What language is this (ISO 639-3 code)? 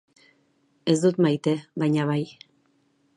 eus